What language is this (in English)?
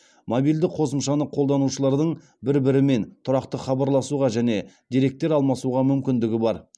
Kazakh